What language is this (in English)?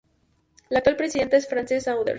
Spanish